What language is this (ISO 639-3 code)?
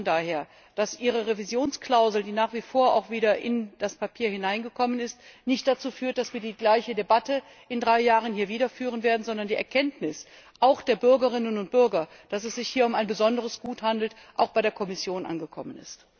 deu